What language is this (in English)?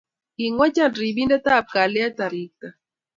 Kalenjin